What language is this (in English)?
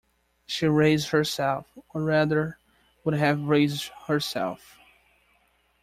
English